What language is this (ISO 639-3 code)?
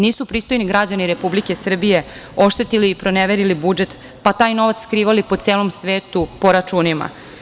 srp